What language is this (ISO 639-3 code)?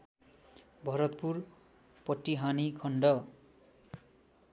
nep